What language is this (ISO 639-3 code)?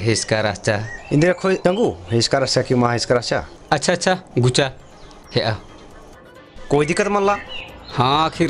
hin